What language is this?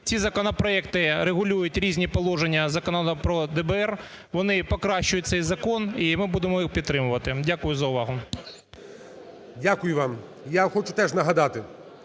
Ukrainian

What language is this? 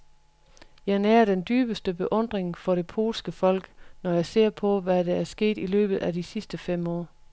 Danish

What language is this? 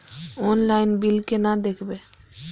Maithili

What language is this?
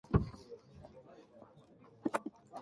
Japanese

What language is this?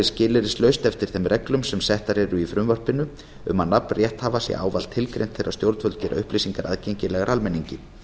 Icelandic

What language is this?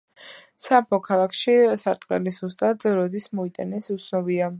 Georgian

